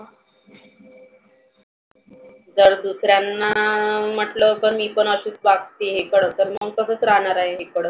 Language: Marathi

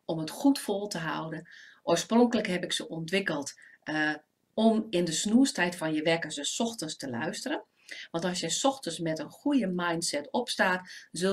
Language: Dutch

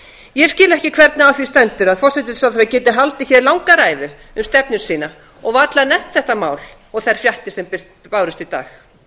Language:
Icelandic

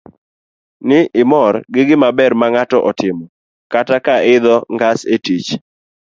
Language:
Luo (Kenya and Tanzania)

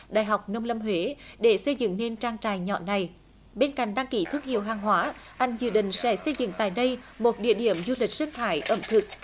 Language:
Vietnamese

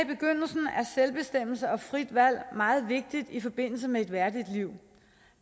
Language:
Danish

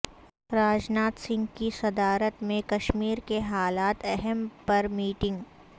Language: Urdu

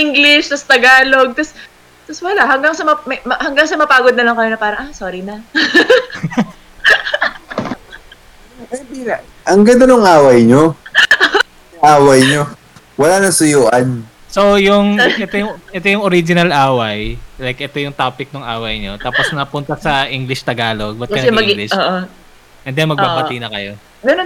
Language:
Filipino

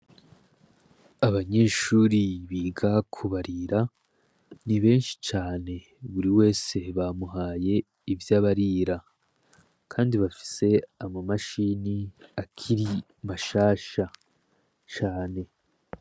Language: Rundi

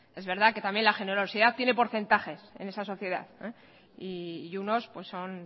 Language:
Spanish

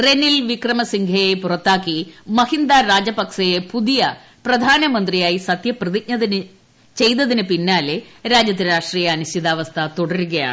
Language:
Malayalam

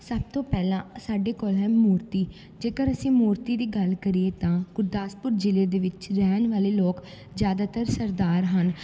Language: Punjabi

